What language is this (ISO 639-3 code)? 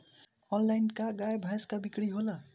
bho